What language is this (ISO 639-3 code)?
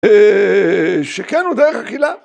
heb